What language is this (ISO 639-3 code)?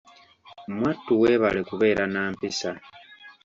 lug